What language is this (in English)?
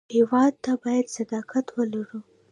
Pashto